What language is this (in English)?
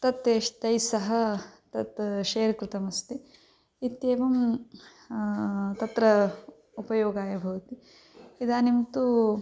Sanskrit